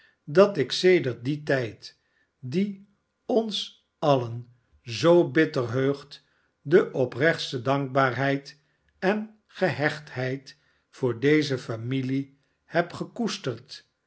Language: Dutch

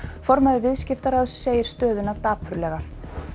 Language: Icelandic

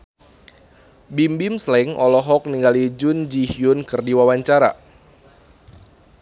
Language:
Sundanese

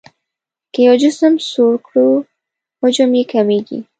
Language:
Pashto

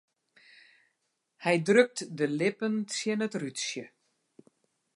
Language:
Western Frisian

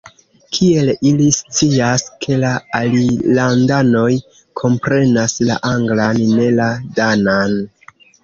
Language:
Esperanto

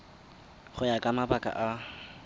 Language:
Tswana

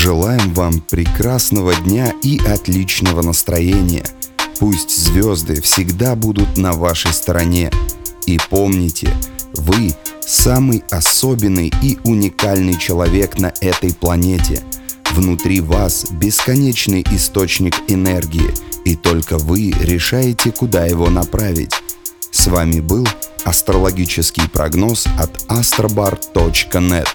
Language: Russian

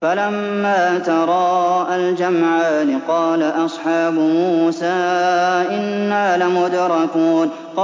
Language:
Arabic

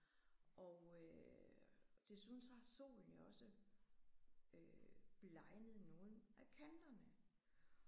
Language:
Danish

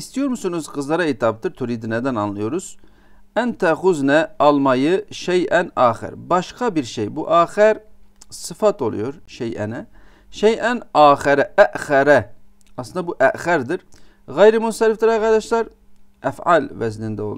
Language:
Turkish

